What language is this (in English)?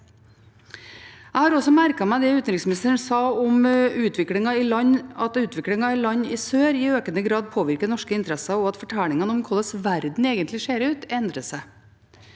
Norwegian